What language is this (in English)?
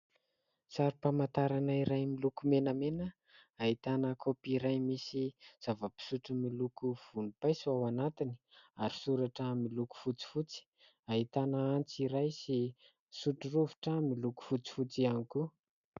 Malagasy